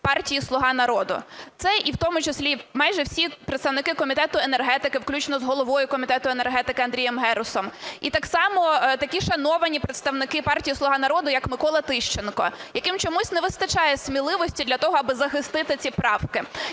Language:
Ukrainian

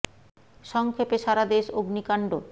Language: Bangla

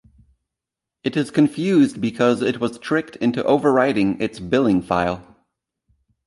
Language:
English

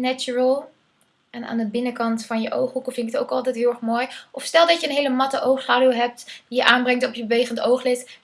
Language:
Dutch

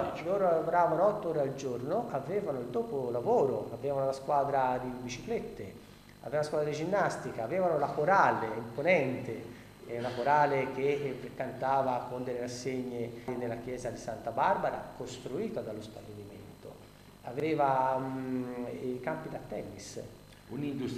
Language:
Italian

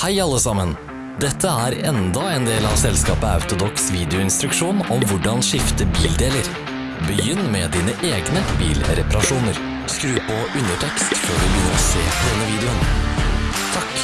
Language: Norwegian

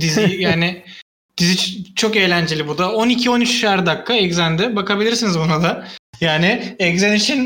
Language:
Turkish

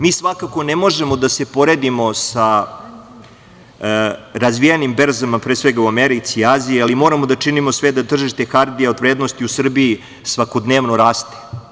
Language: Serbian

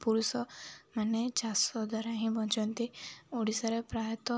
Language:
Odia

